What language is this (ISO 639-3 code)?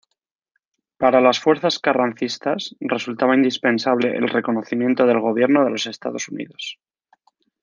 spa